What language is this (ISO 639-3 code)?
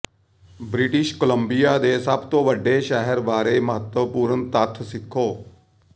pan